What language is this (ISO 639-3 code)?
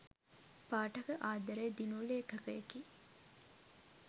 sin